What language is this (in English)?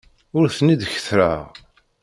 Kabyle